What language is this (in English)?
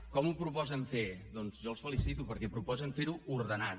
Catalan